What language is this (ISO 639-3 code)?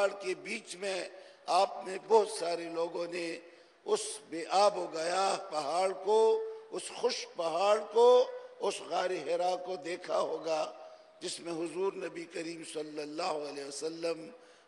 ara